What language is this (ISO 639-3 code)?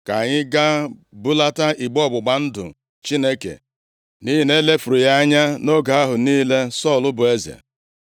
ibo